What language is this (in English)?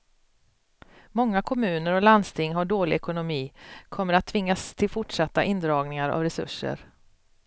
Swedish